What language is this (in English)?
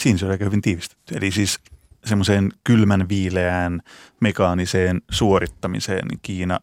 Finnish